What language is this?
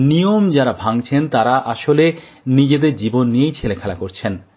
Bangla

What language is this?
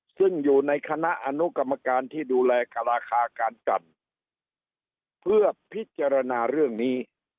Thai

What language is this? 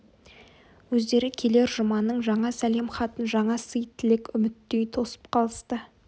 Kazakh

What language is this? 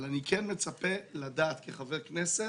Hebrew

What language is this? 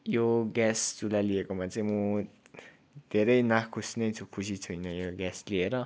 Nepali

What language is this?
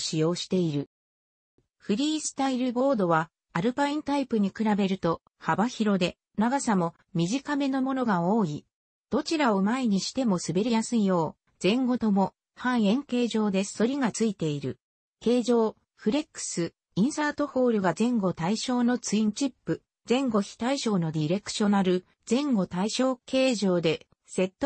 Japanese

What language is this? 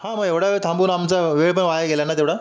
Marathi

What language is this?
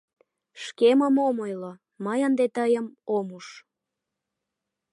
Mari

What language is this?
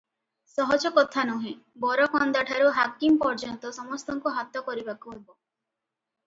Odia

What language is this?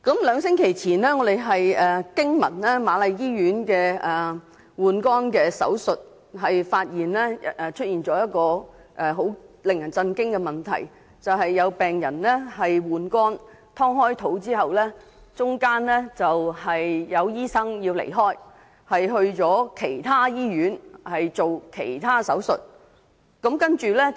Cantonese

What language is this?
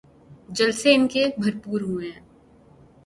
Urdu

